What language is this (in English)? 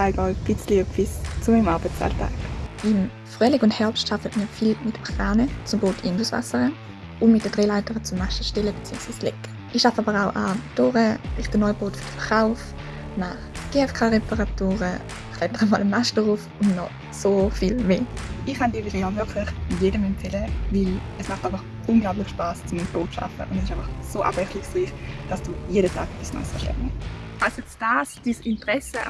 German